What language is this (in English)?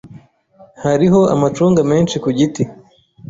Kinyarwanda